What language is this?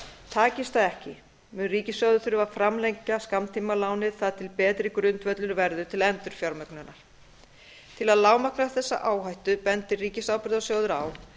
Icelandic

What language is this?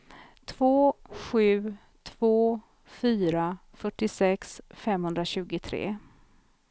Swedish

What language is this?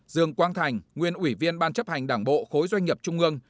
Vietnamese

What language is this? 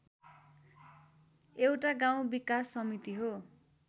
Nepali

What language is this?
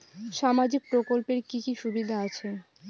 Bangla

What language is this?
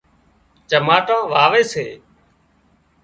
Wadiyara Koli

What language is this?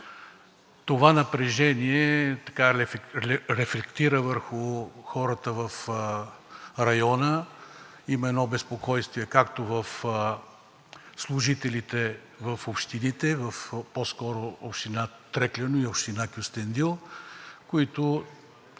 Bulgarian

